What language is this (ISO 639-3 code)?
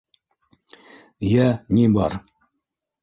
bak